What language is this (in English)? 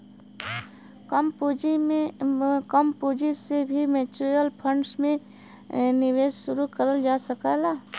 Bhojpuri